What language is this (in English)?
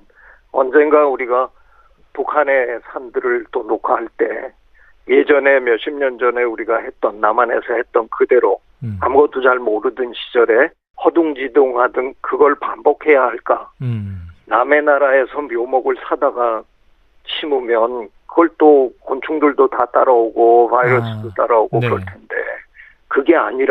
Korean